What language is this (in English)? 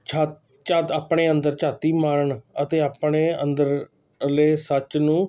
Punjabi